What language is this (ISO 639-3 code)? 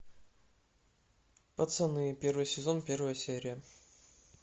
rus